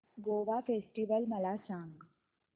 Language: Marathi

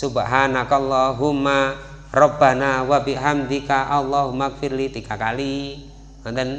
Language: Indonesian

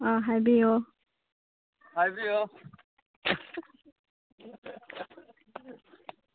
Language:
Manipuri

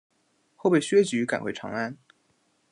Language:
Chinese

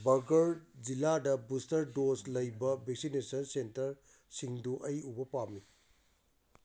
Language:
Manipuri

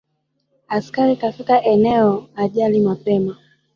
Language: Swahili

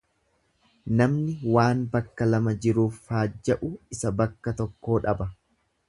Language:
Oromo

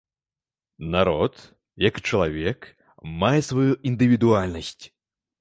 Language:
Belarusian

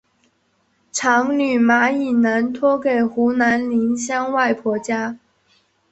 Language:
Chinese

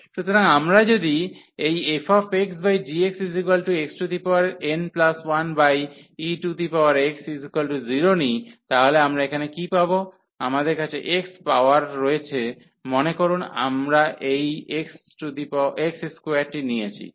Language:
Bangla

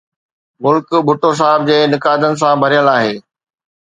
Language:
Sindhi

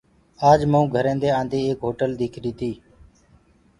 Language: Gurgula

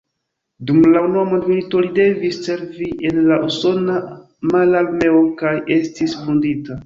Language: Esperanto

